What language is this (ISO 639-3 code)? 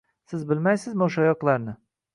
uzb